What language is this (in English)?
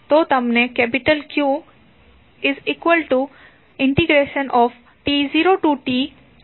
Gujarati